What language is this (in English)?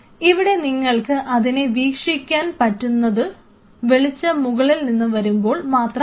Malayalam